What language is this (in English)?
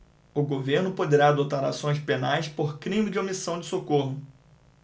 Portuguese